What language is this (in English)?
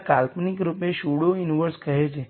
Gujarati